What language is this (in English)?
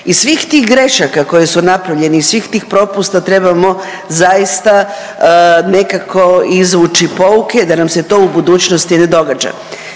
Croatian